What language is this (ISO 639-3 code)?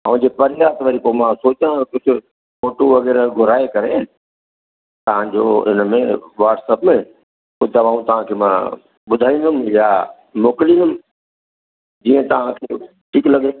snd